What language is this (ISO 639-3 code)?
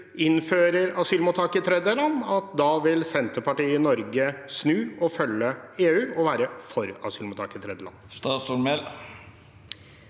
nor